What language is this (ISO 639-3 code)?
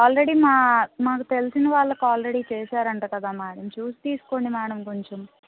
tel